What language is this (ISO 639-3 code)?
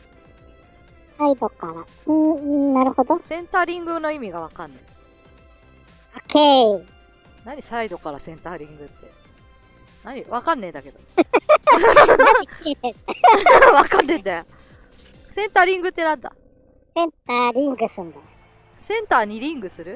jpn